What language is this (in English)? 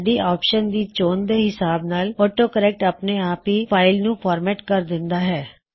Punjabi